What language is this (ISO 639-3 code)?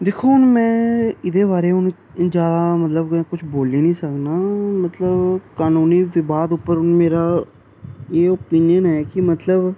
doi